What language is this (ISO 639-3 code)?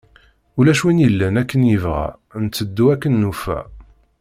kab